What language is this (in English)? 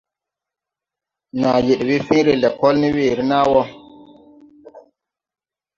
Tupuri